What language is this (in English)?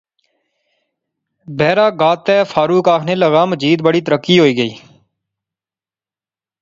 Pahari-Potwari